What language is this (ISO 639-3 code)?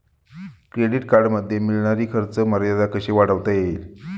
mar